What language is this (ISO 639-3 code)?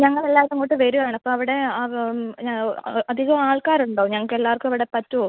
mal